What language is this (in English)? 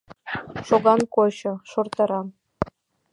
Mari